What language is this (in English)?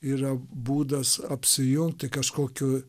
Lithuanian